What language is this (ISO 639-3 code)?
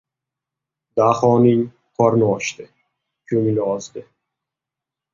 uzb